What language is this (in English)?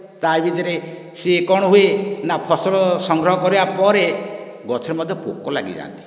Odia